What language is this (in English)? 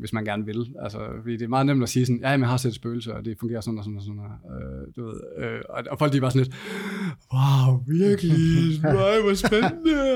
Danish